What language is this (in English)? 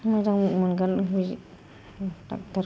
Bodo